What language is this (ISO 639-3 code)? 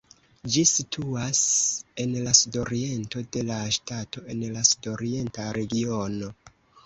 epo